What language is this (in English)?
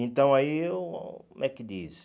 Portuguese